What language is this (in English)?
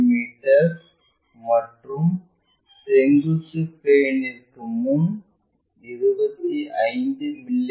Tamil